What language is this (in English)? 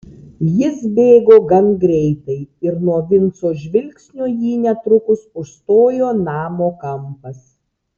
Lithuanian